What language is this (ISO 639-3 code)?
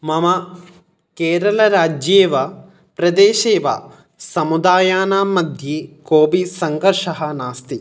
san